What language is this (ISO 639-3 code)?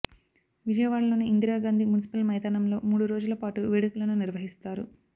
tel